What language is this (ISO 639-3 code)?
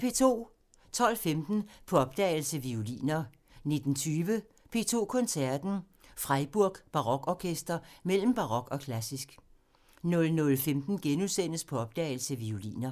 dan